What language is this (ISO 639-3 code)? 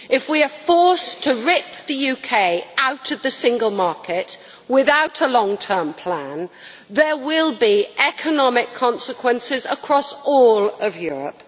eng